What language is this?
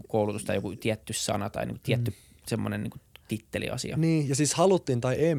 Finnish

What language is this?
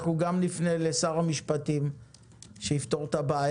Hebrew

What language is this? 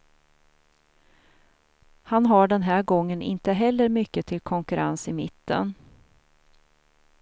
Swedish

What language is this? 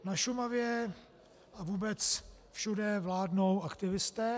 Czech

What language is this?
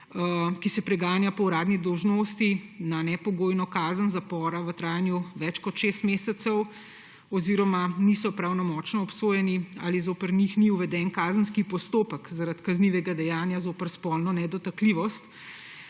Slovenian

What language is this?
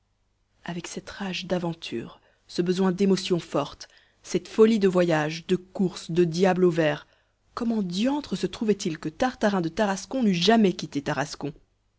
French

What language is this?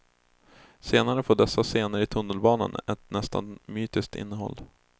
Swedish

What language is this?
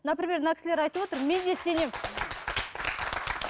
Kazakh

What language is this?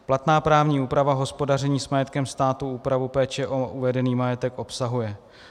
Czech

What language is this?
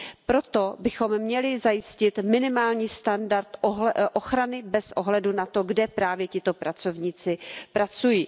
Czech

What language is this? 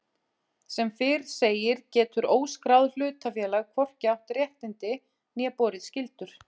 Icelandic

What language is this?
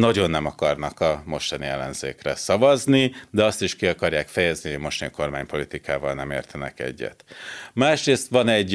Hungarian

